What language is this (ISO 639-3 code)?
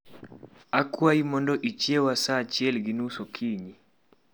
luo